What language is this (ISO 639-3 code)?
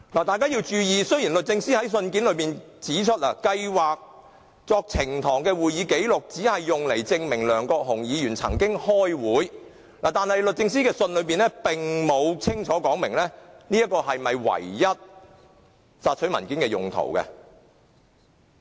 yue